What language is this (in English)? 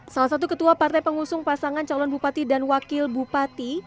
Indonesian